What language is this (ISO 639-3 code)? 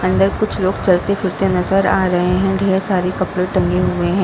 hin